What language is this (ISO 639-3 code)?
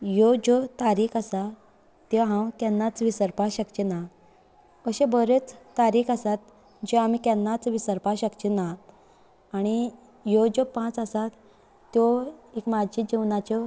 kok